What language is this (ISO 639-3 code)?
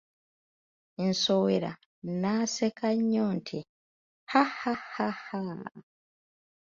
lug